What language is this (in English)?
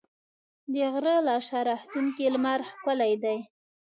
Pashto